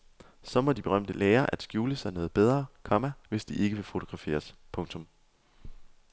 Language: Danish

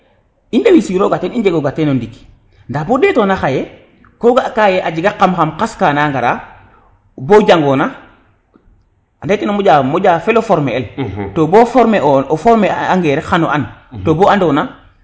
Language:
Serer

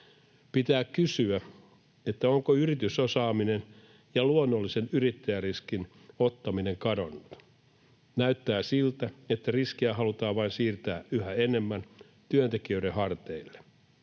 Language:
Finnish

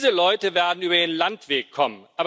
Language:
German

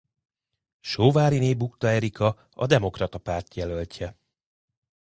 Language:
Hungarian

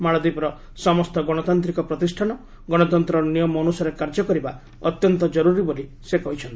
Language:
Odia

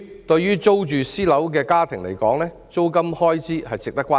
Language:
Cantonese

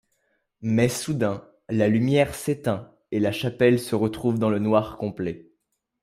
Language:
French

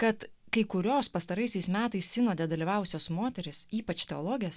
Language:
Lithuanian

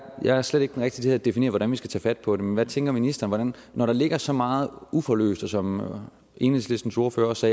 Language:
Danish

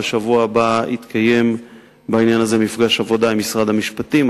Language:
Hebrew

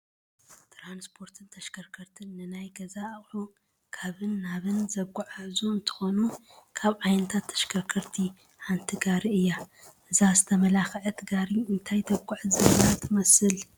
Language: Tigrinya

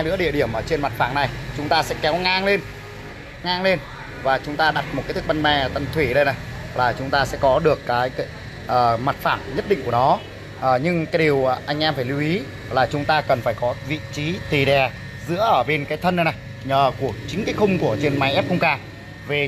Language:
Vietnamese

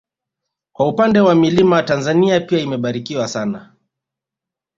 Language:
Swahili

